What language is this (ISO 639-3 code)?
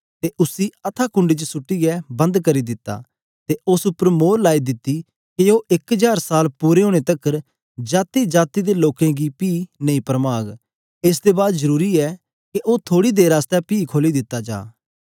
doi